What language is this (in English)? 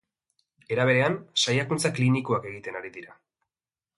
Basque